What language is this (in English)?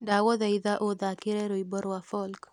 Kikuyu